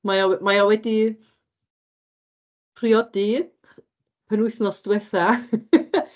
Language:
Welsh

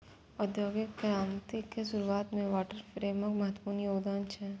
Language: Maithili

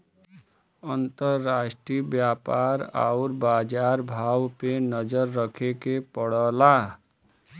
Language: Bhojpuri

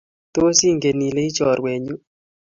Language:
Kalenjin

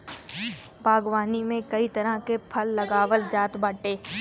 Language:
Bhojpuri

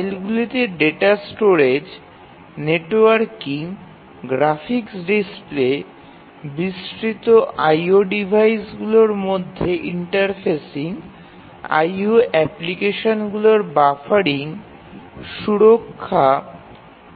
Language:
Bangla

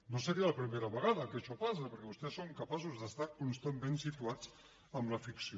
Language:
Catalan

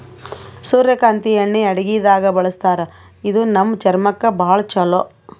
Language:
Kannada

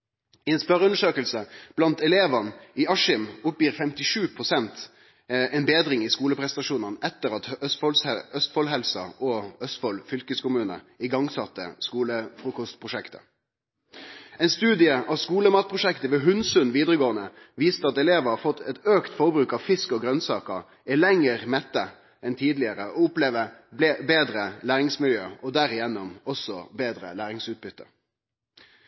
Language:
Norwegian Nynorsk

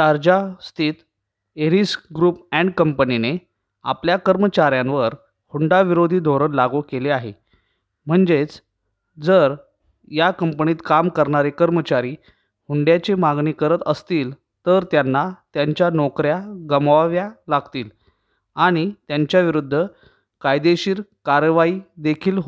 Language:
Marathi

